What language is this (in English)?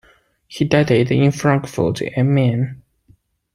English